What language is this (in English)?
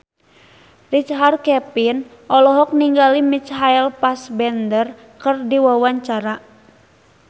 Sundanese